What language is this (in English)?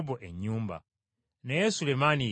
Ganda